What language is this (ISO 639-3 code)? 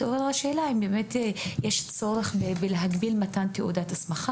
heb